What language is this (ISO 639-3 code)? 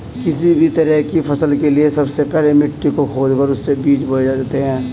hin